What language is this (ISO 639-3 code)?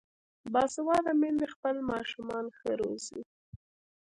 pus